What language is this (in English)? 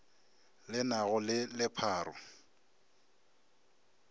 Northern Sotho